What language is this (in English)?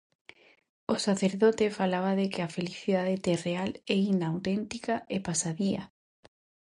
Galician